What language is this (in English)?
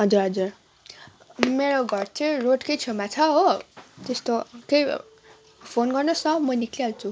Nepali